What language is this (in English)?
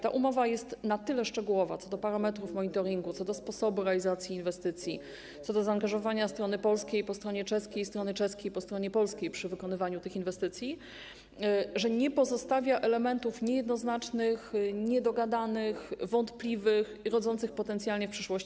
Polish